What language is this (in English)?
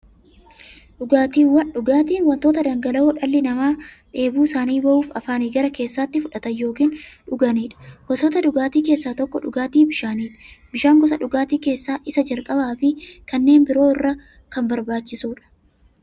Oromo